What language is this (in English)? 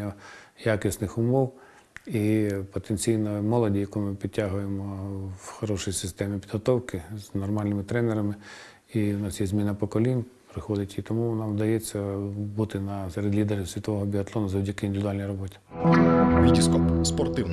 Ukrainian